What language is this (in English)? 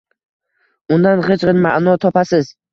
Uzbek